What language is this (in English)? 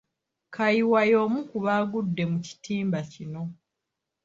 Ganda